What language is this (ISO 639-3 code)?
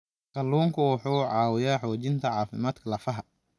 som